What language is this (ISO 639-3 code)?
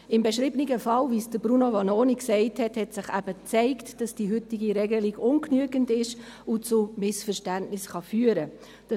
gsw